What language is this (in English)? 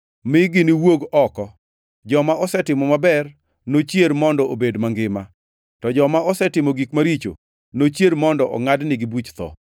Luo (Kenya and Tanzania)